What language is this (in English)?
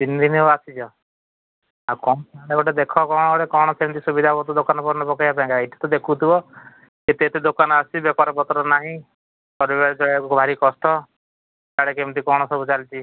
Odia